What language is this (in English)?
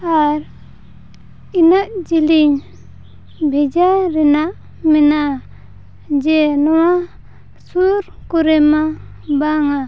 Santali